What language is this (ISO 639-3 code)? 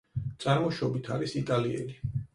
kat